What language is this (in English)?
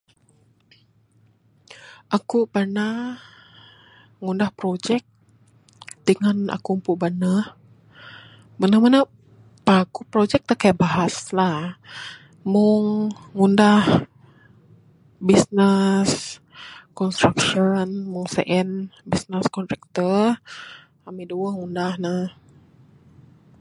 Bukar-Sadung Bidayuh